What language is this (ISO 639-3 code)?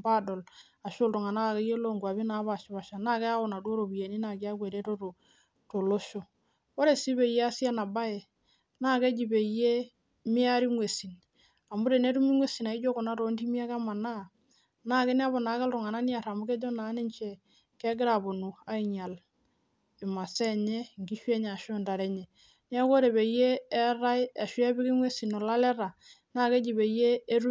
mas